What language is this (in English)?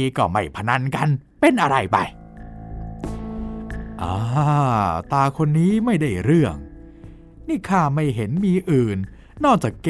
Thai